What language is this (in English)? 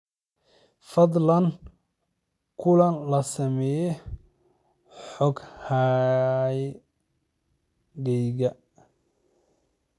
Somali